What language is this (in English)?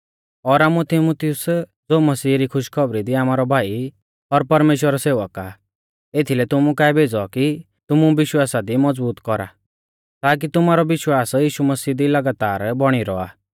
Mahasu Pahari